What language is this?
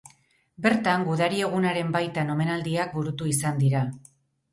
Basque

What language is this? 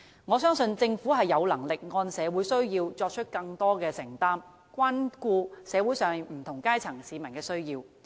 Cantonese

